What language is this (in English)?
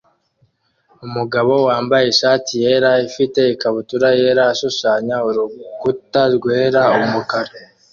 Kinyarwanda